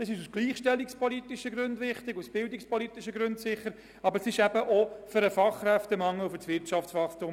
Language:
Swiss German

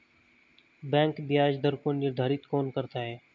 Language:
Hindi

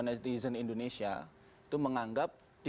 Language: Indonesian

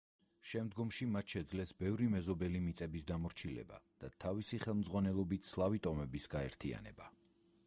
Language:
Georgian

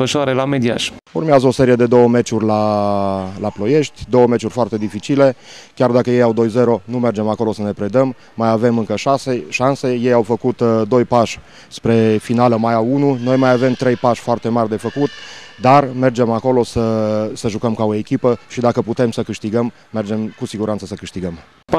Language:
Romanian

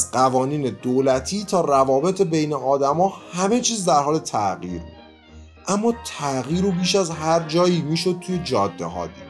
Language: Persian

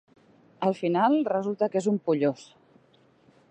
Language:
Catalan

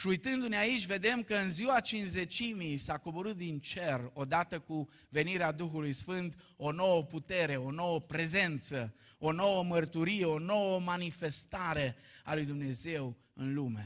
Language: Romanian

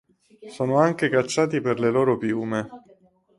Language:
Italian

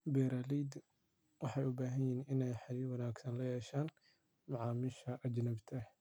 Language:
Somali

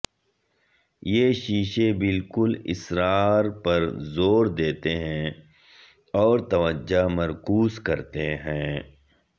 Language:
Urdu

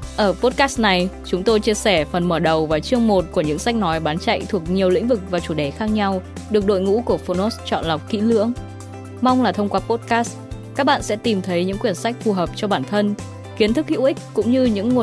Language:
Vietnamese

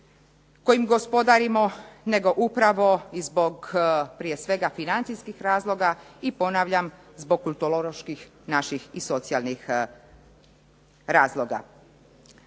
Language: Croatian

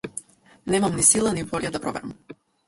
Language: Macedonian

